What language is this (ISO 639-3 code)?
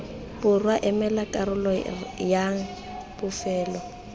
tsn